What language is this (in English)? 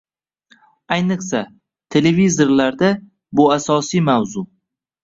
Uzbek